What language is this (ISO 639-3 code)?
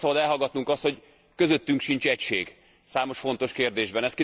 hun